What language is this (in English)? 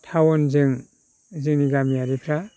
Bodo